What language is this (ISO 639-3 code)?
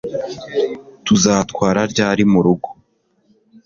kin